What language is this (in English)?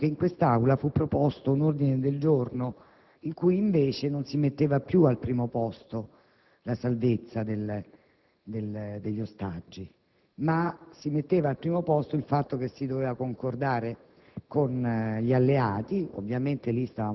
Italian